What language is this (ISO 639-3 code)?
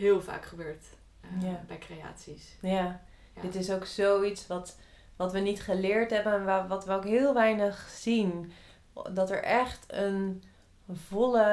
nld